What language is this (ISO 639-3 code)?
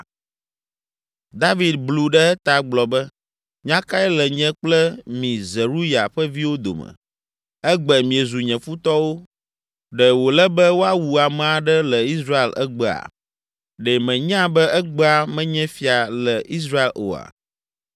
ewe